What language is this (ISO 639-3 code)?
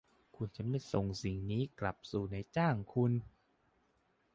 tha